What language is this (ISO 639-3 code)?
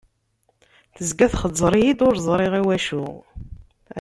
kab